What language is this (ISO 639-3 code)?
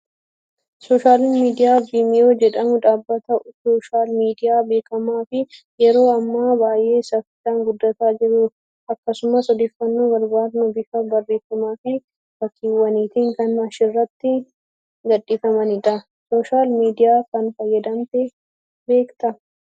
orm